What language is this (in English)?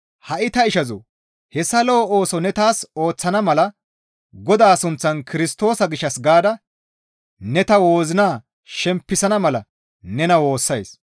Gamo